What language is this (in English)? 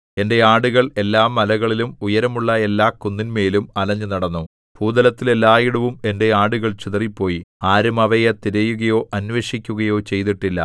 Malayalam